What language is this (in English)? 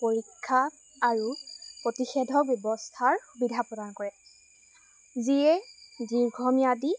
Assamese